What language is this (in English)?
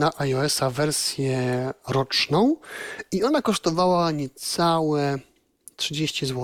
Polish